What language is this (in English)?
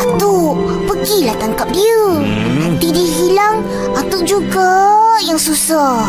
Malay